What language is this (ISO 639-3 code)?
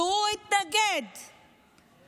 heb